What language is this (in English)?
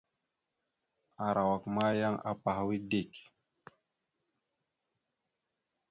Mada (Cameroon)